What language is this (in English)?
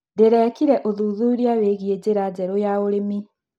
Kikuyu